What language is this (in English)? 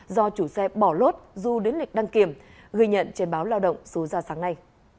Vietnamese